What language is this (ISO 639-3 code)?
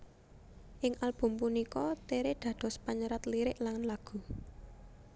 jav